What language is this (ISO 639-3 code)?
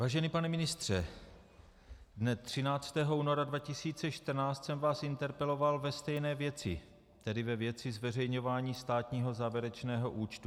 ces